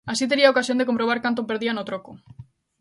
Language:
Galician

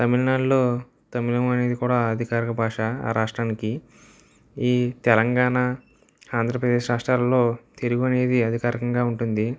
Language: Telugu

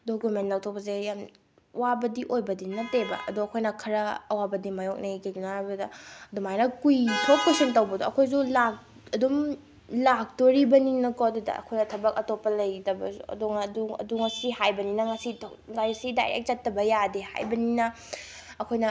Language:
Manipuri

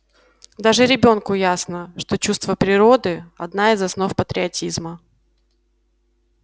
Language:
Russian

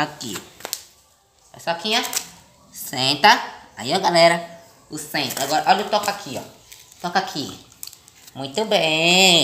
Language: Portuguese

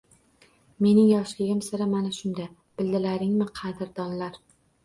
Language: Uzbek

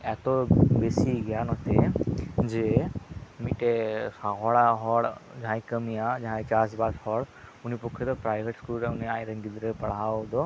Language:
Santali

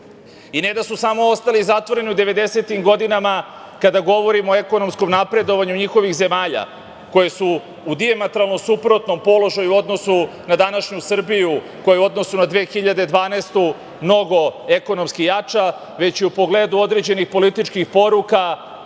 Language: Serbian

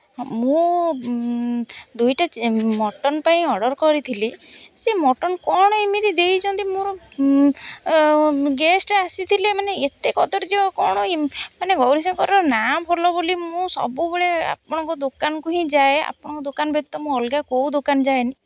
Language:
Odia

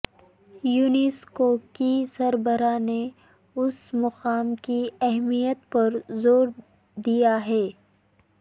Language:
Urdu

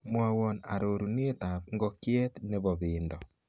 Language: Kalenjin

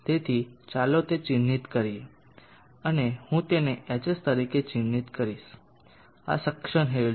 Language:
Gujarati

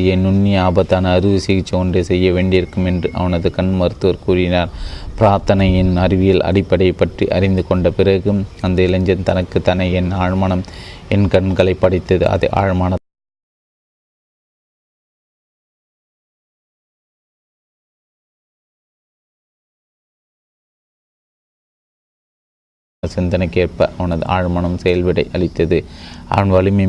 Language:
Tamil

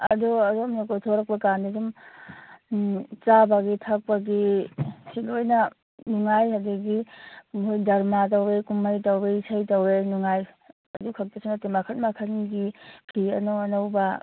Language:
Manipuri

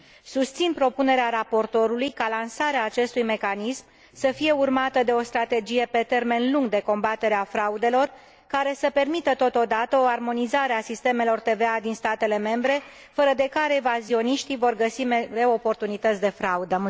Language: Romanian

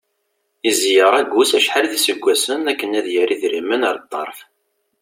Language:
Kabyle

